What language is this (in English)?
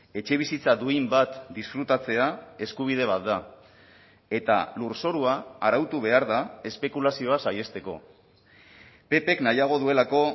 Basque